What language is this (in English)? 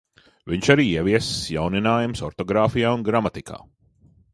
Latvian